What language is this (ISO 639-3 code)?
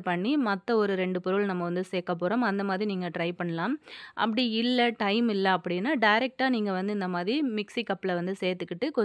tam